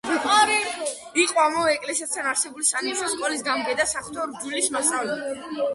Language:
Georgian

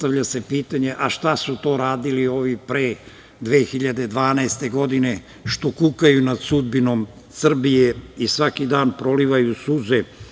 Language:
Serbian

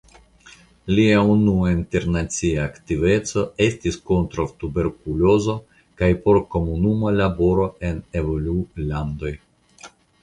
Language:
Esperanto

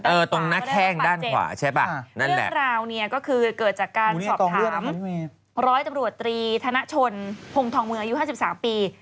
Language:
Thai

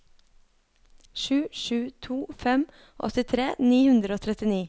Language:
Norwegian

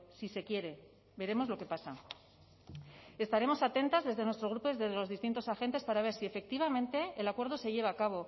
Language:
Spanish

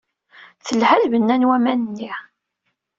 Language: Kabyle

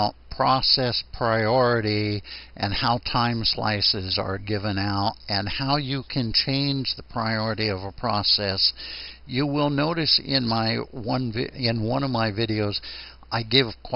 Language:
English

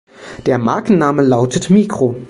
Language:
German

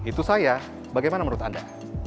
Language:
Indonesian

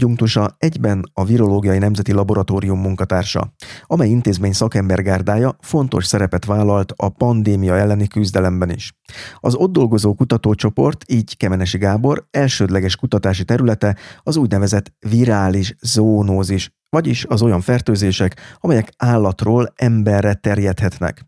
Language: Hungarian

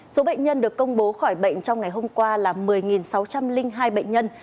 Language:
Vietnamese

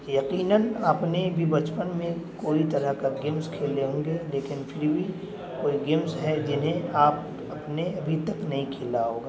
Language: Urdu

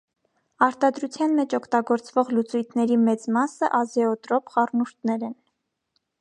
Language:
Armenian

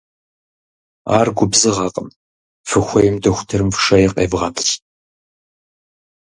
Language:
Kabardian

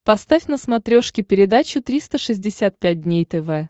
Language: Russian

